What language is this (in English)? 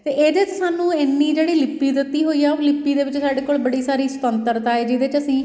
Punjabi